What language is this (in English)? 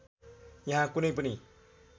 Nepali